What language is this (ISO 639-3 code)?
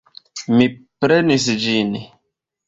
epo